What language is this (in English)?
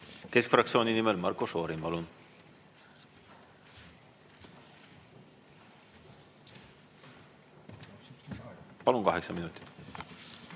Estonian